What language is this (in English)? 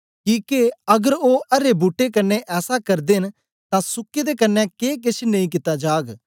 Dogri